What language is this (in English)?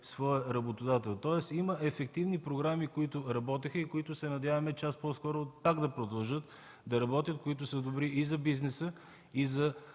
Bulgarian